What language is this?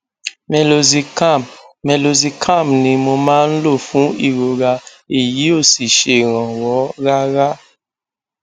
Yoruba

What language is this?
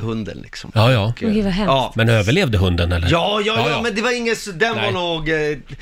Swedish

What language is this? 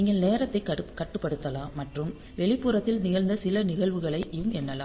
Tamil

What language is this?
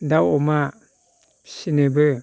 Bodo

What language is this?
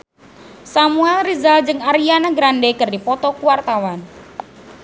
Sundanese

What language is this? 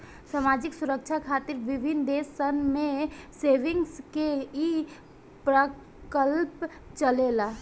Bhojpuri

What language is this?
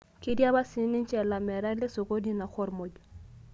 Masai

